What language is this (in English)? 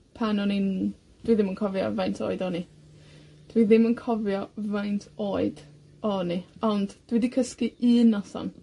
Welsh